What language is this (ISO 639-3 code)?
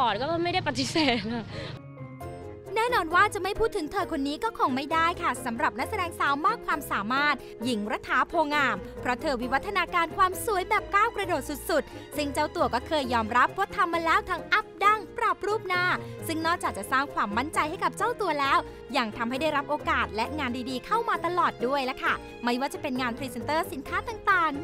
tha